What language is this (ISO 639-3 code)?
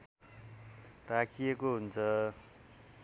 nep